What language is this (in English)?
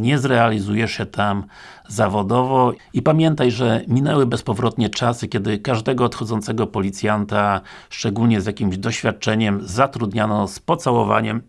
Polish